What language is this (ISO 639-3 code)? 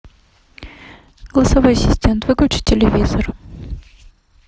rus